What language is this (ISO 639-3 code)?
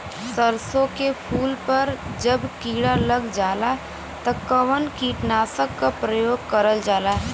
bho